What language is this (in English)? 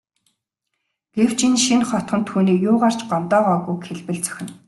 Mongolian